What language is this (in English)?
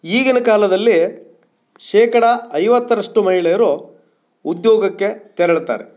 Kannada